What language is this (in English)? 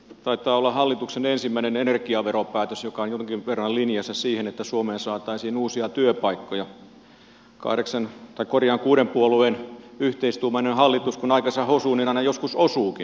Finnish